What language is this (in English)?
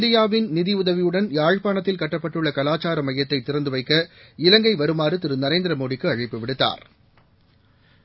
Tamil